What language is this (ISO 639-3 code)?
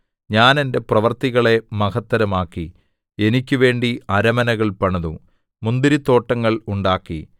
mal